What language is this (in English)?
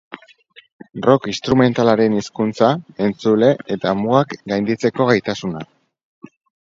Basque